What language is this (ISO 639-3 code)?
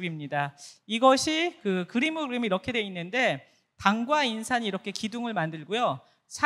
kor